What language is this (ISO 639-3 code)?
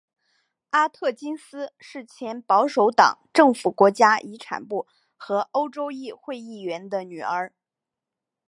zho